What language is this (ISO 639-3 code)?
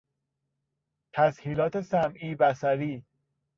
fas